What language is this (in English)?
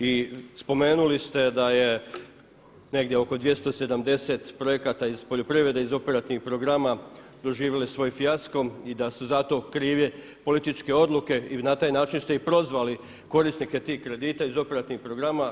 Croatian